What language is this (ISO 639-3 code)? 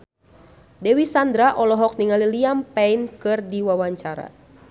sun